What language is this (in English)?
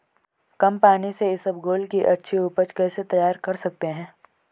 Hindi